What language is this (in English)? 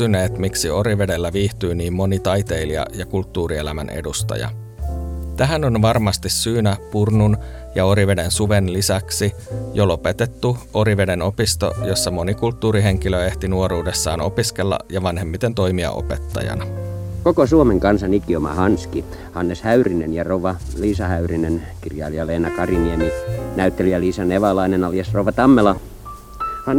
Finnish